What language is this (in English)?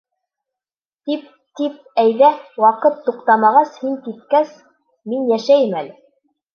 Bashkir